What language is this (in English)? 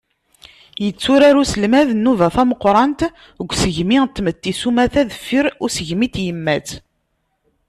Kabyle